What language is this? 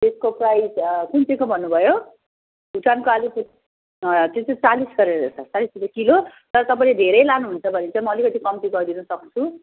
Nepali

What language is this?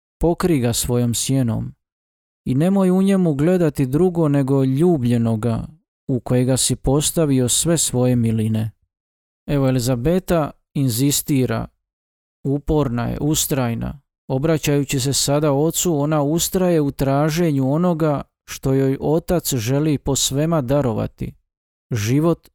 Croatian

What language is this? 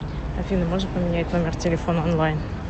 Russian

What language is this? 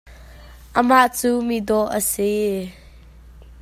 Hakha Chin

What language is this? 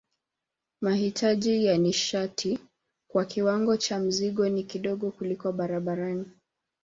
Swahili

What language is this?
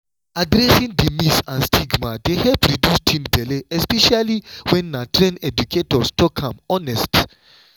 Nigerian Pidgin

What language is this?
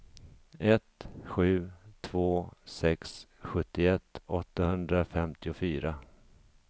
Swedish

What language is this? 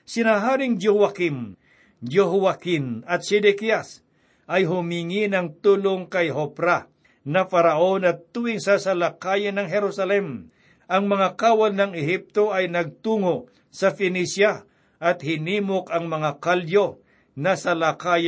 Filipino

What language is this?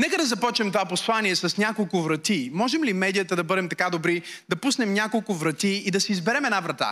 Bulgarian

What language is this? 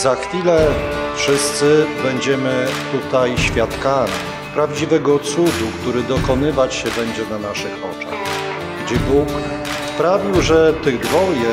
Polish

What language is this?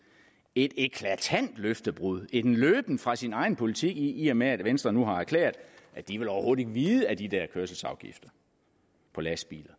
Danish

